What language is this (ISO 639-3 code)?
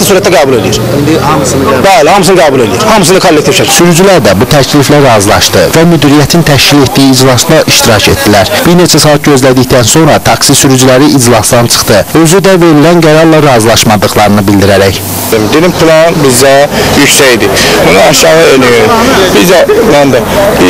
tur